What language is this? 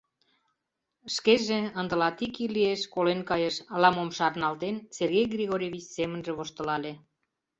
Mari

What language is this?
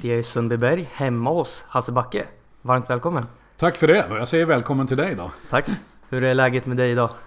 Swedish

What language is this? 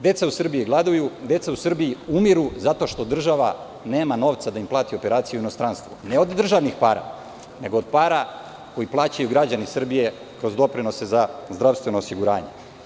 Serbian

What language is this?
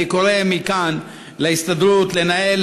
Hebrew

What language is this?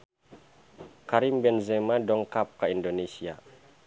Sundanese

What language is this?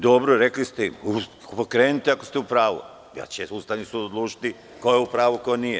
Serbian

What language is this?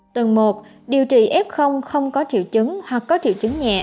Vietnamese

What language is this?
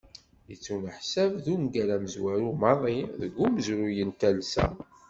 Kabyle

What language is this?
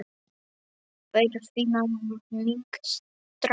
Icelandic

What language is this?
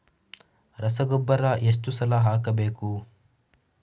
Kannada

